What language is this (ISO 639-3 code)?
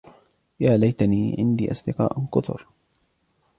ara